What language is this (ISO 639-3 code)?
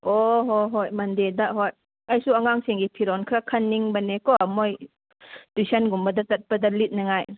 mni